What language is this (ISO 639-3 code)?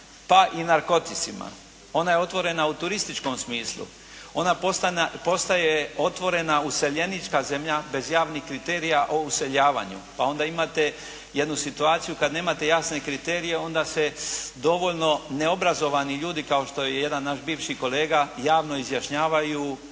hrv